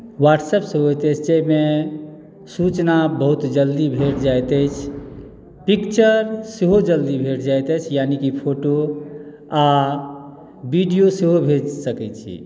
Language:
Maithili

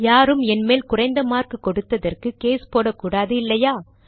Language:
Tamil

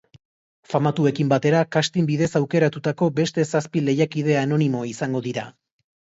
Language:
Basque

